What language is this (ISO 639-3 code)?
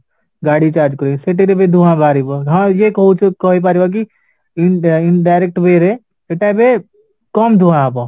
ori